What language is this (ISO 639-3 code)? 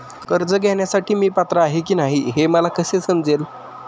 mar